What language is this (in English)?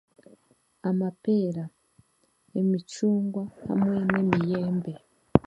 Chiga